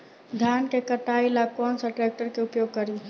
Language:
Bhojpuri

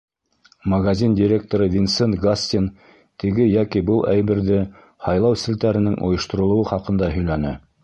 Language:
Bashkir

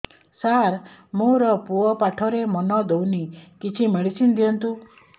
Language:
Odia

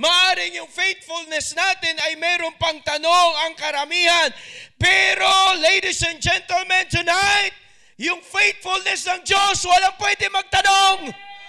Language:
Filipino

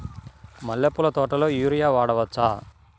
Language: Telugu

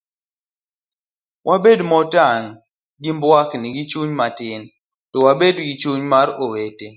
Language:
Luo (Kenya and Tanzania)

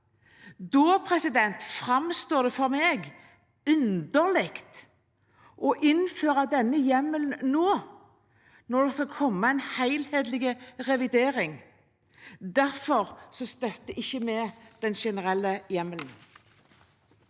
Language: Norwegian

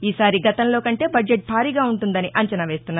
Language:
Telugu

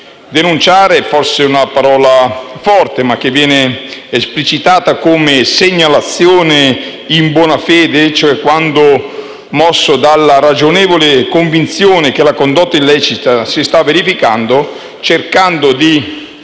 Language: Italian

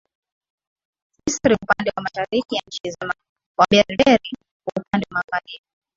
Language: Swahili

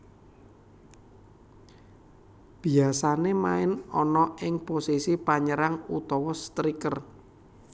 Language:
Javanese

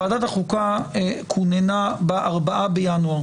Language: Hebrew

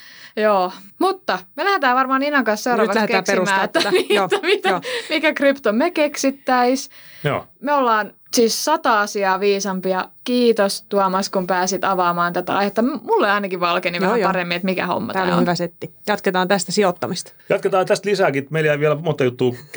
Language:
Finnish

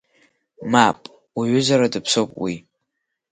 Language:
Abkhazian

